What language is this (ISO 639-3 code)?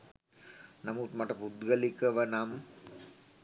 sin